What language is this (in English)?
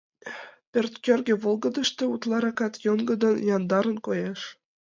Mari